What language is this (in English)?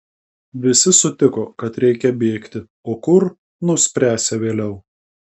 Lithuanian